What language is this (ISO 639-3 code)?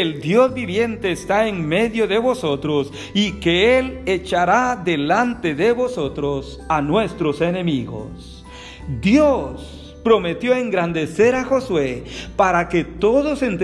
spa